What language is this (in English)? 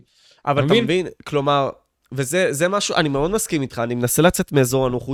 Hebrew